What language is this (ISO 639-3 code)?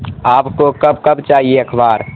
urd